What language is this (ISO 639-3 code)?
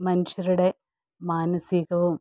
mal